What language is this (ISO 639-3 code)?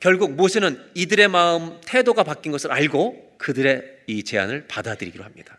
kor